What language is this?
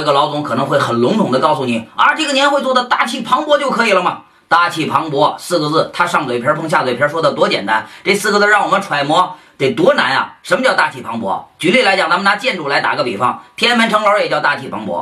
Chinese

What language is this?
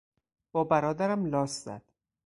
Persian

